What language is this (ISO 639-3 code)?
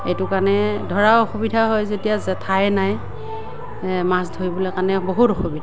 asm